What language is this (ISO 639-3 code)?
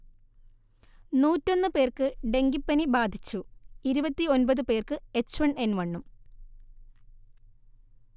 mal